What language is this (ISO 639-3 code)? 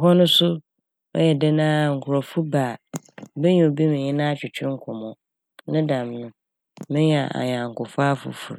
aka